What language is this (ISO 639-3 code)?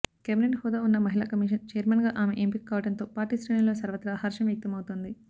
tel